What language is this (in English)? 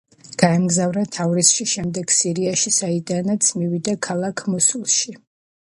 Georgian